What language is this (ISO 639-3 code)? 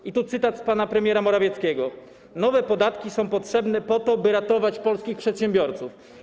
pol